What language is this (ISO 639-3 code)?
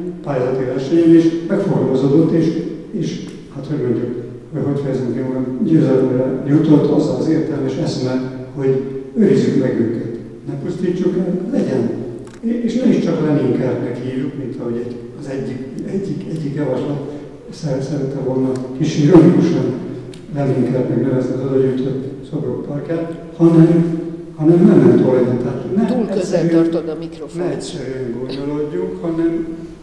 hun